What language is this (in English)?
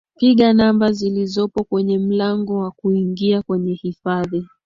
Swahili